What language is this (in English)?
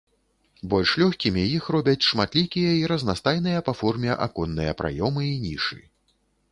Belarusian